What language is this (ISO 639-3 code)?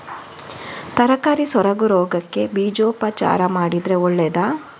kan